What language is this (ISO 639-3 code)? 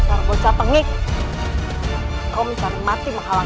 ind